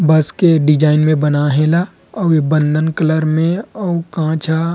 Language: Chhattisgarhi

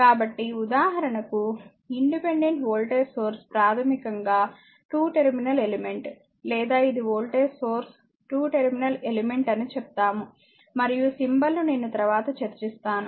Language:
Telugu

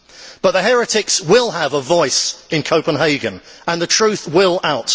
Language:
English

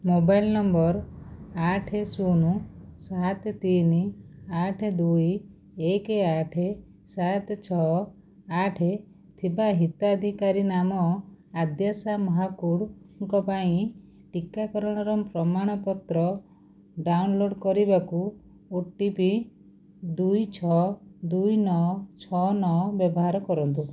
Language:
Odia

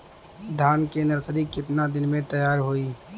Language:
Bhojpuri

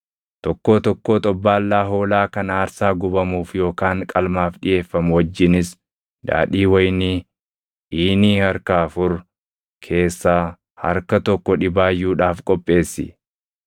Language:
Oromo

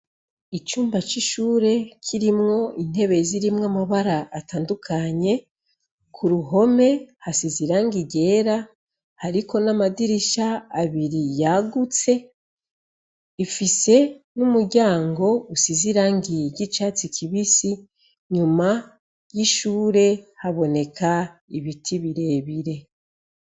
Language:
Rundi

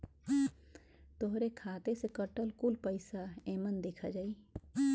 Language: Bhojpuri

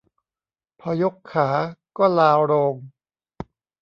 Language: Thai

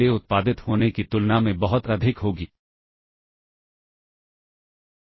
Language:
Hindi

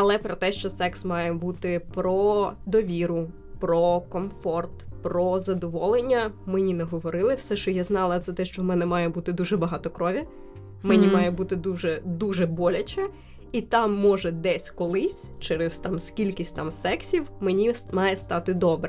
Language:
Ukrainian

